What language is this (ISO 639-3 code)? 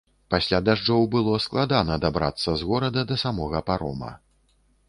bel